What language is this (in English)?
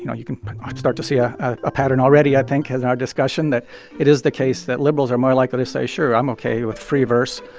English